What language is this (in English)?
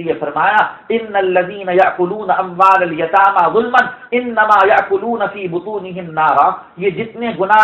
Arabic